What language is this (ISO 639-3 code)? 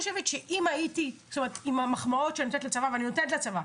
heb